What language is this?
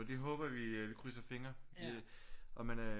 Danish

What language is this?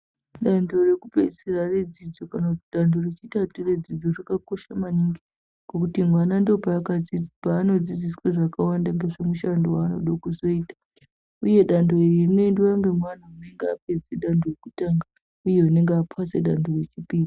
Ndau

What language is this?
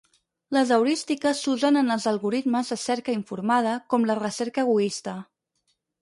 Catalan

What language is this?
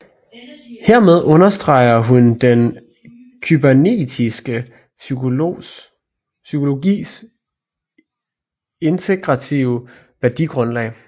Danish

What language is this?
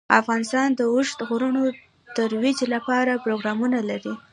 Pashto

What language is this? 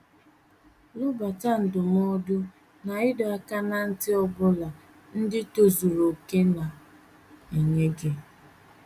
Igbo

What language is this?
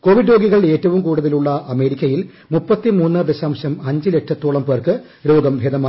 Malayalam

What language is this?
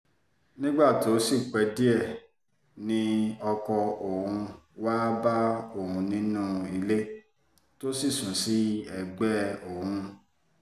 Yoruba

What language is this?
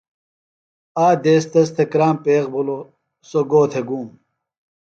Phalura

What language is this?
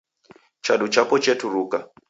Taita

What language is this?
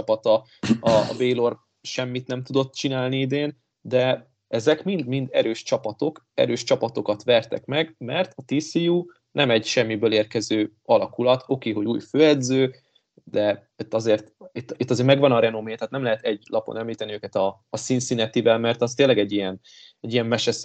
Hungarian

